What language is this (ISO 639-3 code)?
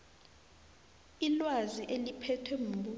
nbl